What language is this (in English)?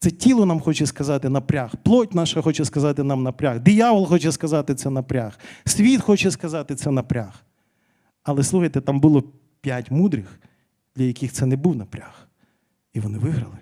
Ukrainian